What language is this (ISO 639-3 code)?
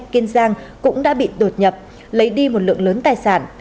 vie